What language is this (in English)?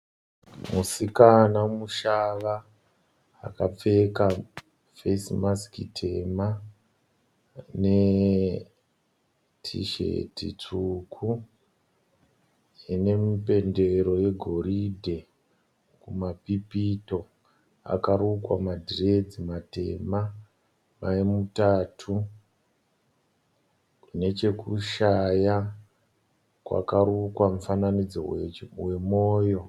Shona